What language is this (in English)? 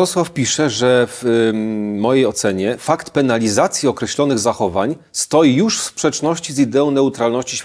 Polish